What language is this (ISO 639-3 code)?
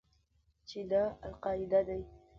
pus